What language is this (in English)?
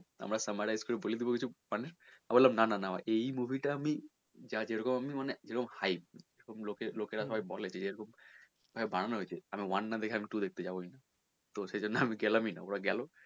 Bangla